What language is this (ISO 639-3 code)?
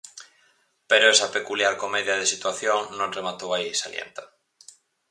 glg